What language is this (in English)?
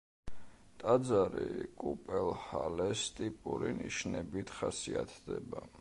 Georgian